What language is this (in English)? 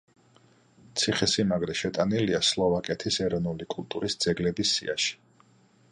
Georgian